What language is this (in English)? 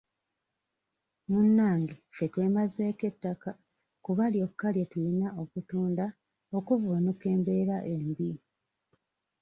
Ganda